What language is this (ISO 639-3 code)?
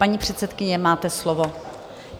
ces